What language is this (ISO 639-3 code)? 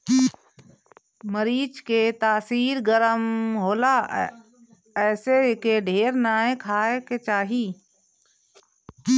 bho